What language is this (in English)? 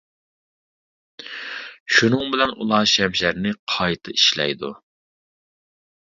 Uyghur